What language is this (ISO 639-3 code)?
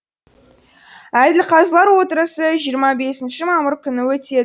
kaz